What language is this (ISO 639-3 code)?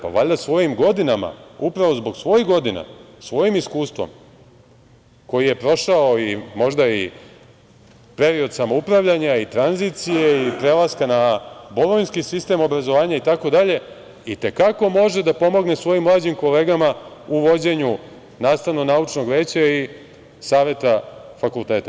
srp